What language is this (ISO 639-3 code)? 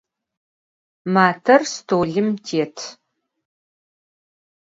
ady